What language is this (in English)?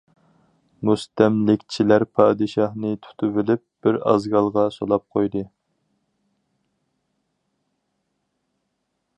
Uyghur